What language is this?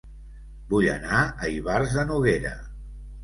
Catalan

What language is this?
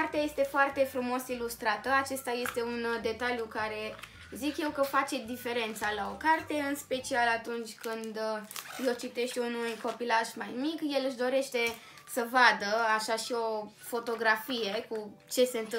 Romanian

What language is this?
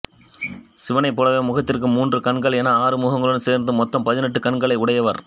Tamil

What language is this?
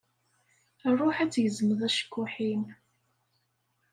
Kabyle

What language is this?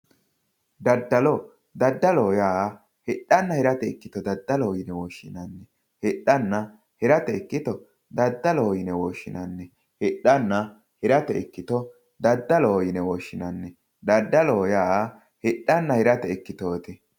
Sidamo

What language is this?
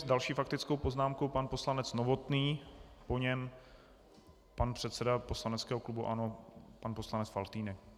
Czech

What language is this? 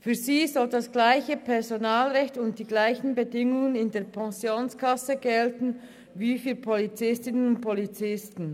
Swiss German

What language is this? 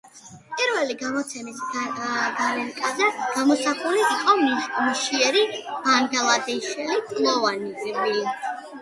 Georgian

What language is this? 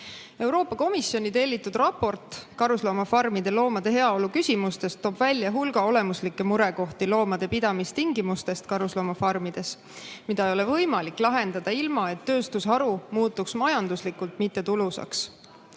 Estonian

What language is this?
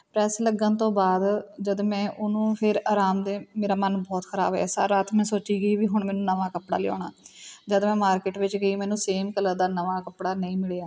Punjabi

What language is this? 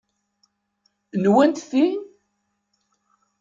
Kabyle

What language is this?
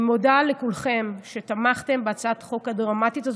Hebrew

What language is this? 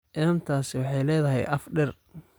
Somali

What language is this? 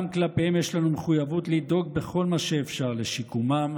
Hebrew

